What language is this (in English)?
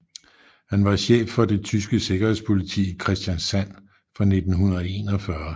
Danish